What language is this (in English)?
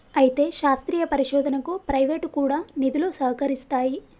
Telugu